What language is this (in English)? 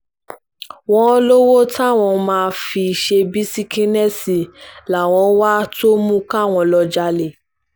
Yoruba